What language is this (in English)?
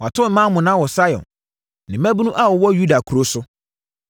Akan